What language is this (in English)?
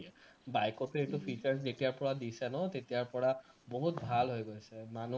Assamese